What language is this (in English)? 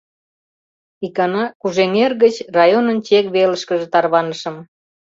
Mari